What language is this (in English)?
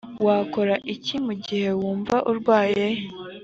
Kinyarwanda